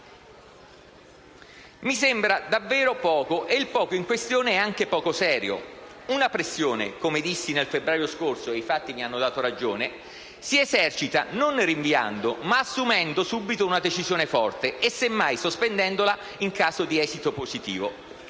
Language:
Italian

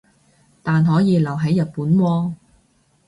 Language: Cantonese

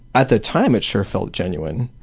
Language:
English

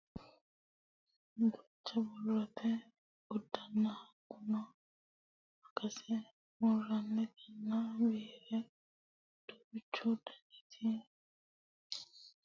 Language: Sidamo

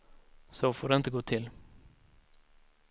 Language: Swedish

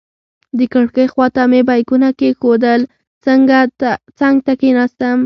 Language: Pashto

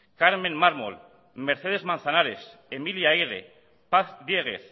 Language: Basque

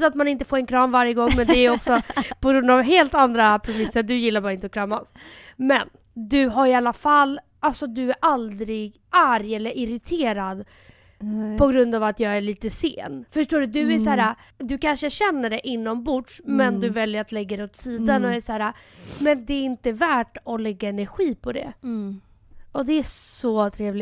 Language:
Swedish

